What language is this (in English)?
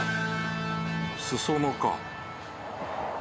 Japanese